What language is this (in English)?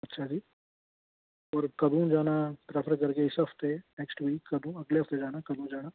Dogri